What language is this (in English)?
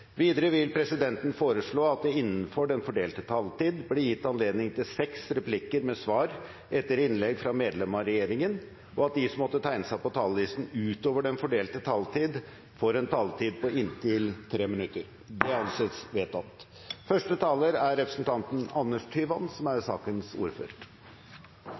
Norwegian